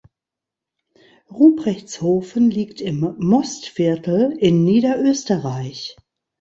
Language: German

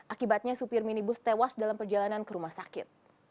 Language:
Indonesian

